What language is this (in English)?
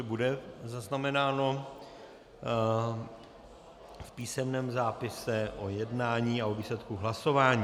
Czech